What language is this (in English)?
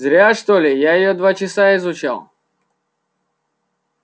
Russian